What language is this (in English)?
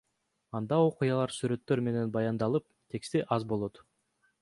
Kyrgyz